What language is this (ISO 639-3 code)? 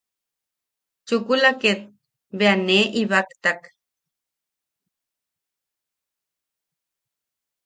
yaq